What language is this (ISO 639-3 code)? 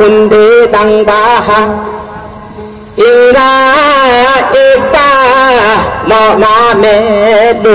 tha